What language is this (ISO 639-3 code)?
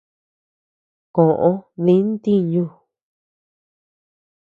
cux